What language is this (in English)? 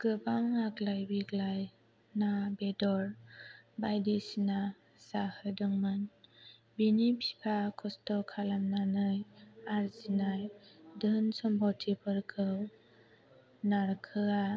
Bodo